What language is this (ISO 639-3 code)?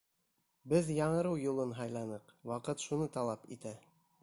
bak